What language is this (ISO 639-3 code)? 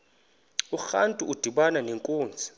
xho